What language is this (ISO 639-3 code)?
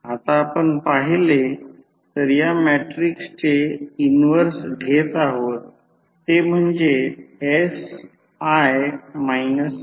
mar